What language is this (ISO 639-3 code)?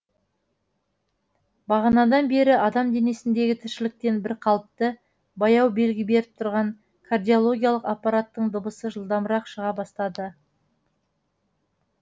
kaz